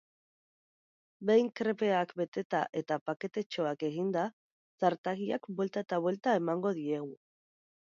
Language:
Basque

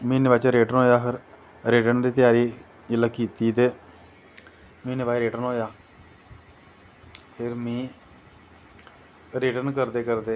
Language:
Dogri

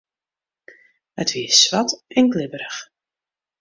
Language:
Western Frisian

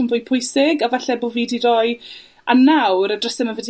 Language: Welsh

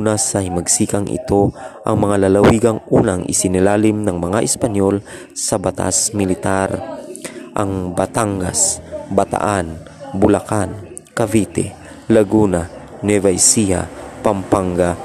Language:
Filipino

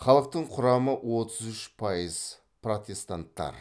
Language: Kazakh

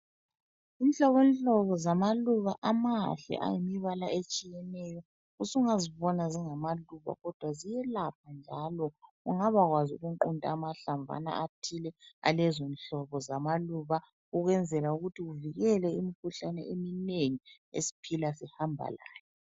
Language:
North Ndebele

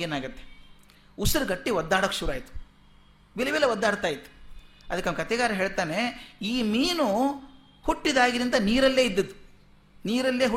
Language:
Kannada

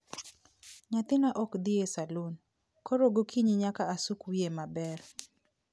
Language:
Luo (Kenya and Tanzania)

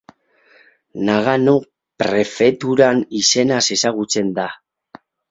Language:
Basque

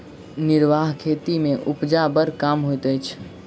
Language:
Maithili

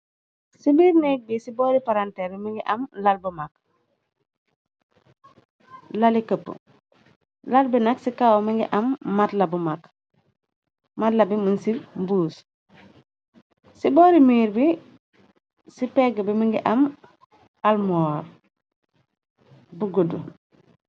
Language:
Wolof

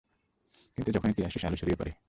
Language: Bangla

